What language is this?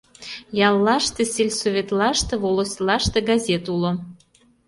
Mari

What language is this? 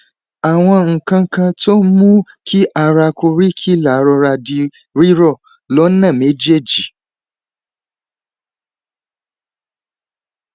Yoruba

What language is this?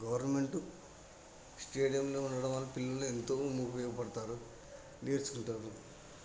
Telugu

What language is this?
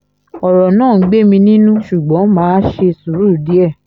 Yoruba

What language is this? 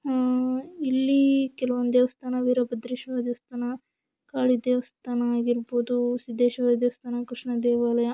Kannada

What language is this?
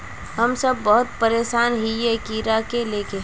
Magahi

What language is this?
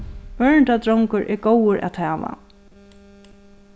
Faroese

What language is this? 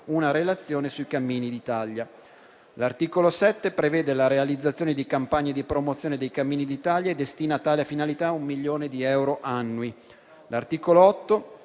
Italian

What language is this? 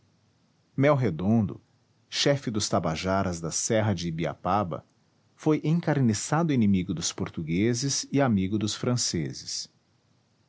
Portuguese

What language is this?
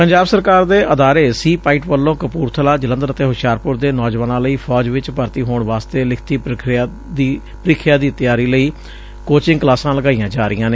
Punjabi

